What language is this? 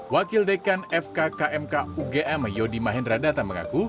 Indonesian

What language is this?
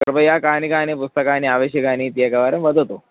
Sanskrit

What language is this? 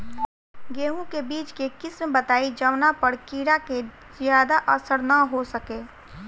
Bhojpuri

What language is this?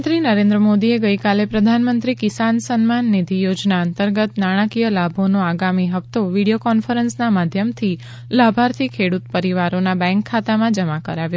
Gujarati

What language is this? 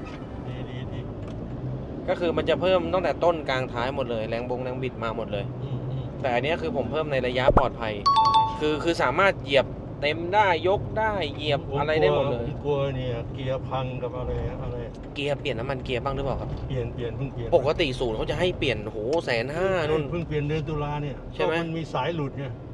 Thai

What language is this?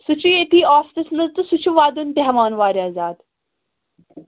Kashmiri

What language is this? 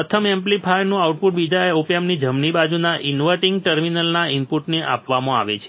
Gujarati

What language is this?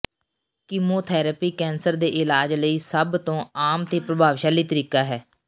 Punjabi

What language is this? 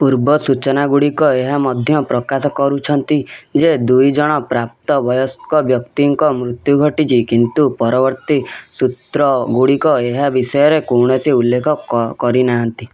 Odia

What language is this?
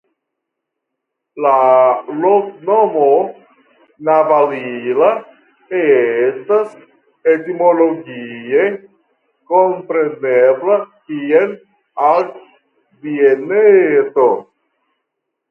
Esperanto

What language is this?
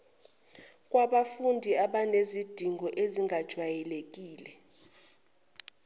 Zulu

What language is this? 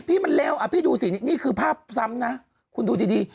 Thai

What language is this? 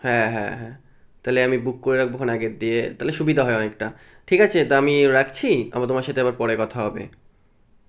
Bangla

